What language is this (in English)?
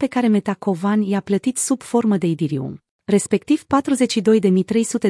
Romanian